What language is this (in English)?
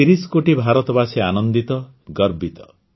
Odia